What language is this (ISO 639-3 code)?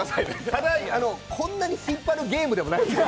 jpn